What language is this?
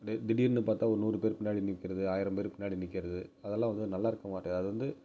Tamil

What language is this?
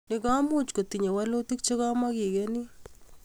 Kalenjin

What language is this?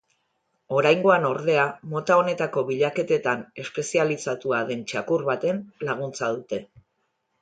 Basque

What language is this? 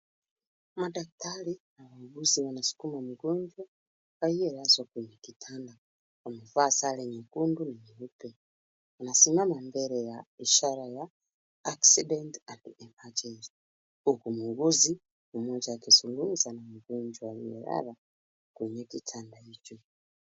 Swahili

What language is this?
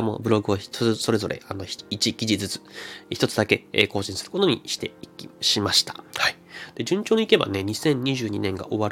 Japanese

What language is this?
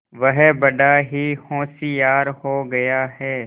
Hindi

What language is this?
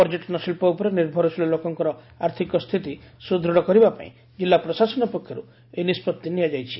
Odia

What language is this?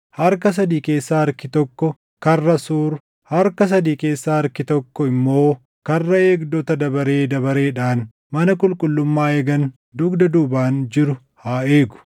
Oromo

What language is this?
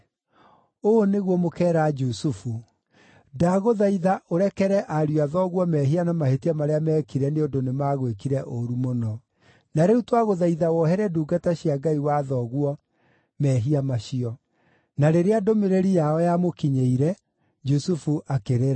Kikuyu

